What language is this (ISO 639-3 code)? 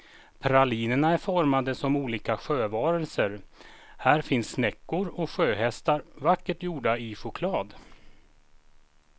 swe